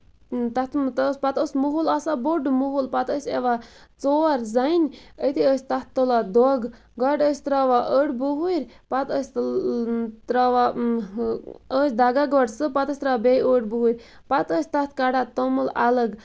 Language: Kashmiri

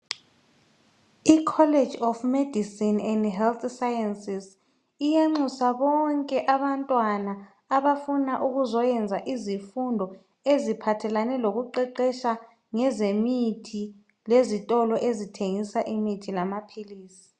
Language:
North Ndebele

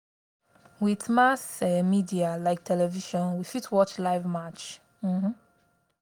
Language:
Nigerian Pidgin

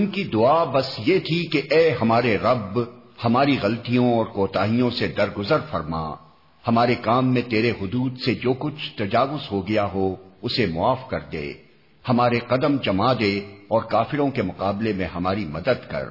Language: Urdu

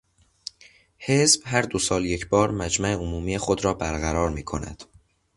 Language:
Persian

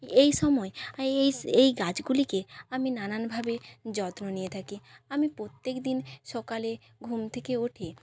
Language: Bangla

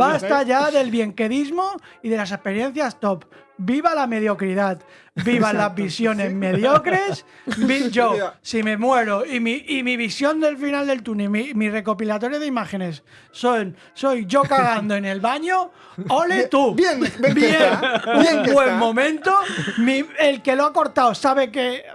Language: Spanish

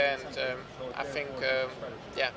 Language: Indonesian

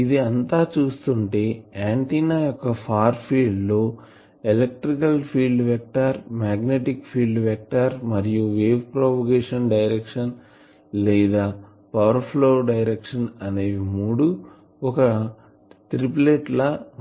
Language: Telugu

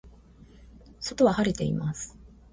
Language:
Japanese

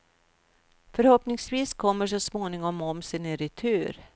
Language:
Swedish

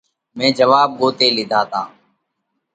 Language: Parkari Koli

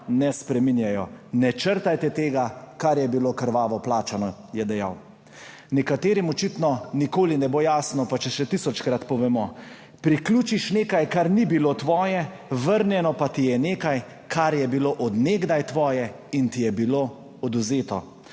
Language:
Slovenian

